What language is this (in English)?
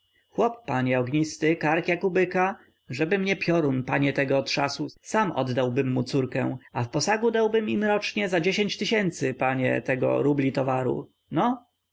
Polish